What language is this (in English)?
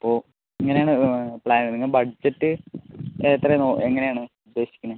Malayalam